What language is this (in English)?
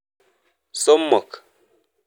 Kalenjin